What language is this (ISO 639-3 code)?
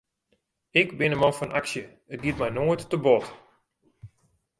fry